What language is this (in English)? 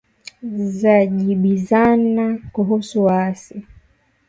Swahili